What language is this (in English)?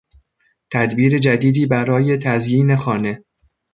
Persian